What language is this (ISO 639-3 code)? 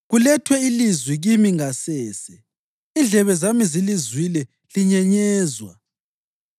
nde